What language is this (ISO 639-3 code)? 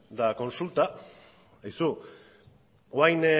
eus